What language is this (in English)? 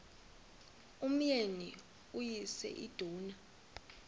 Xhosa